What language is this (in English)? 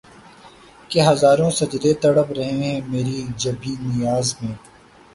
Urdu